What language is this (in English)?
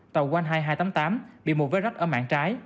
Vietnamese